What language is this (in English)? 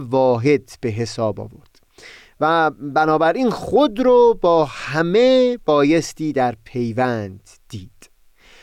Persian